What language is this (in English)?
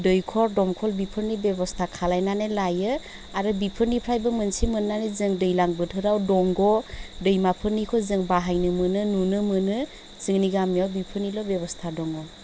Bodo